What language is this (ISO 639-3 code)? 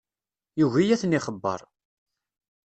kab